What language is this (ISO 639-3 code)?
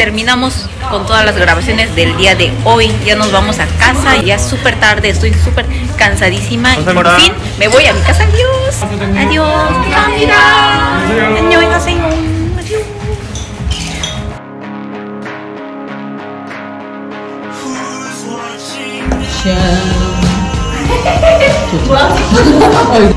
spa